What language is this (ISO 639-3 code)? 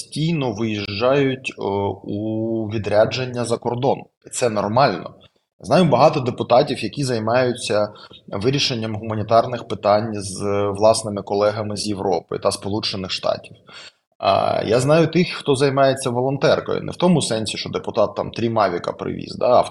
ukr